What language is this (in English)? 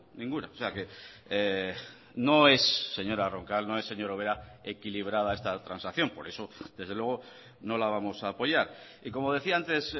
Spanish